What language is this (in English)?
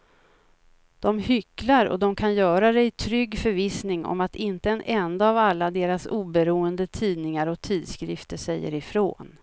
Swedish